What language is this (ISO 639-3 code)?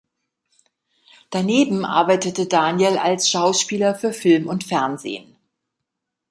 deu